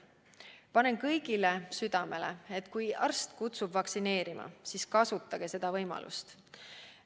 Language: Estonian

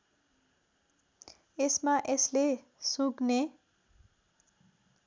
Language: Nepali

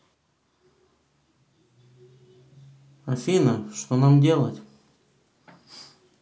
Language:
Russian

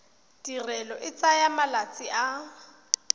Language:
Tswana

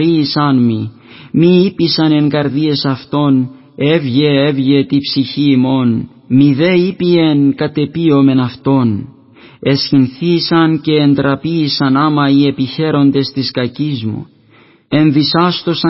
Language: Greek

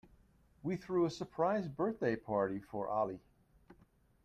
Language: English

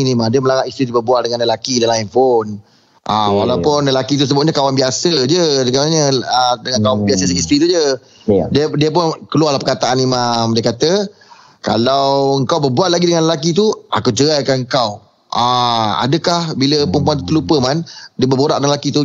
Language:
Malay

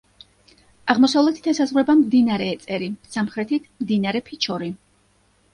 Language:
Georgian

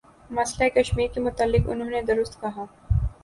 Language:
Urdu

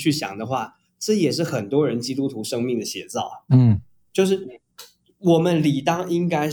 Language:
Chinese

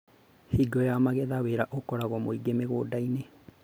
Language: Kikuyu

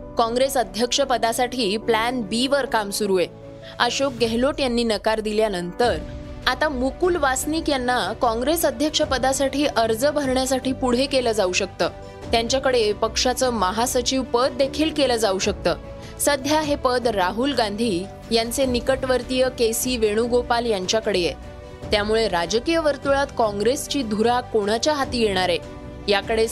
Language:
Marathi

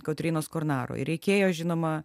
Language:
Lithuanian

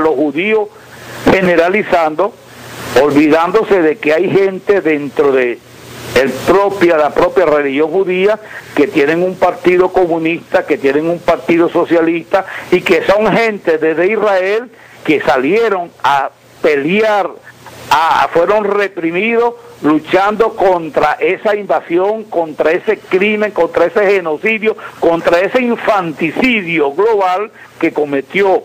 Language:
Spanish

